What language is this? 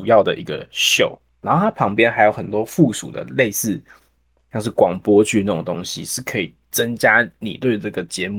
Chinese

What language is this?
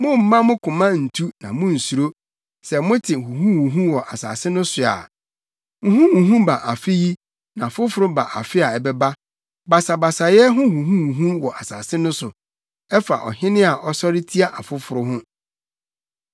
Akan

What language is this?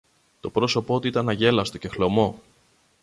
Greek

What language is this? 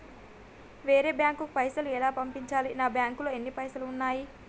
Telugu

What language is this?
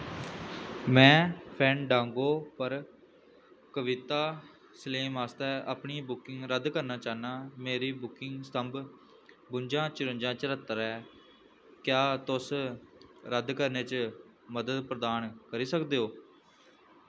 Dogri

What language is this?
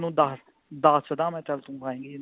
Punjabi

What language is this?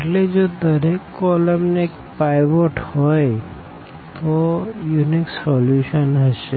Gujarati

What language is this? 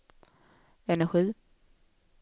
Swedish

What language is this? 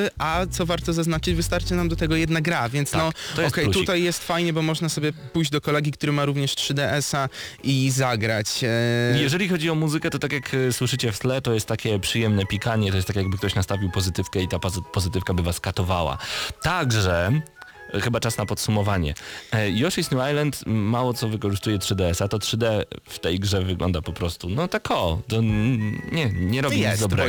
Polish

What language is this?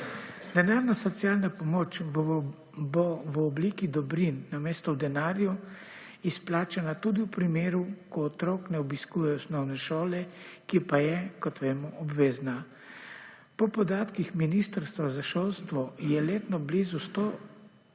Slovenian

